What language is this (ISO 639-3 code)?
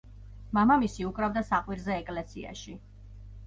kat